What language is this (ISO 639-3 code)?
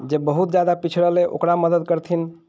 mai